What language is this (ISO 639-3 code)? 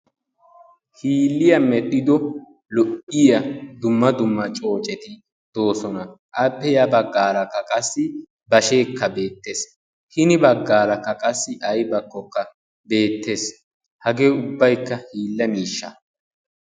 wal